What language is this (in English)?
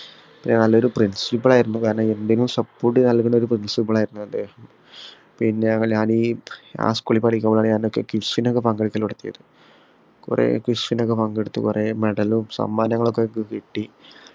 Malayalam